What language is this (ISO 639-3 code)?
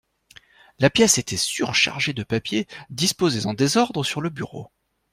fra